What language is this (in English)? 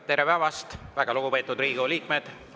Estonian